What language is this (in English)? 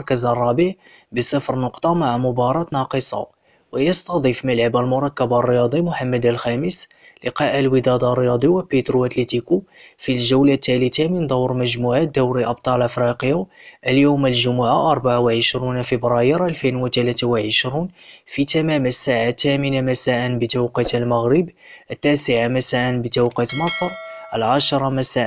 Arabic